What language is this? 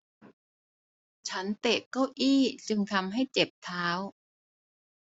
Thai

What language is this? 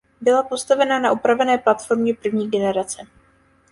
Czech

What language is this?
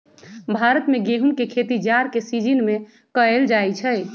Magahi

